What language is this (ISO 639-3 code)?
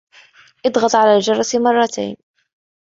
ara